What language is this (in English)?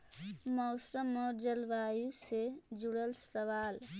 Magahi